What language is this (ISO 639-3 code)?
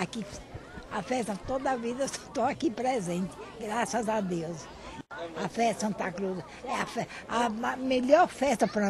por